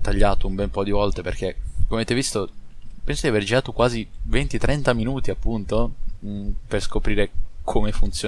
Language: Italian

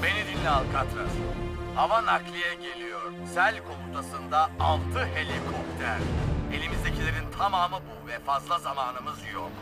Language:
Turkish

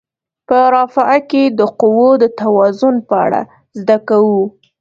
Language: Pashto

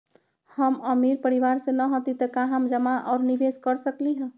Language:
Magahi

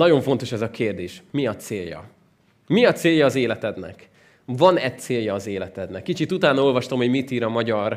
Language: Hungarian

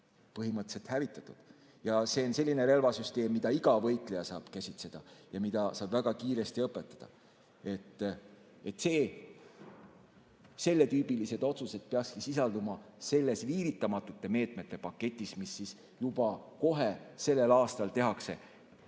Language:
Estonian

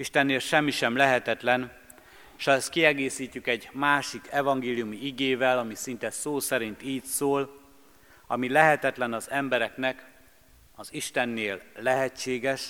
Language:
Hungarian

